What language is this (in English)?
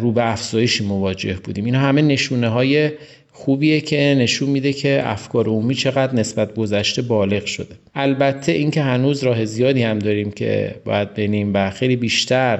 Persian